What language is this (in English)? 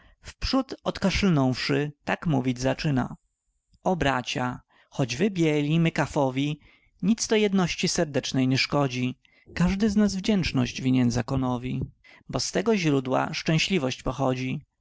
Polish